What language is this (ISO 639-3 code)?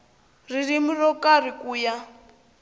tso